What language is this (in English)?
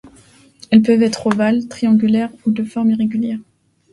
French